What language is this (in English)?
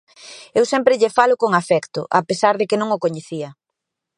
Galician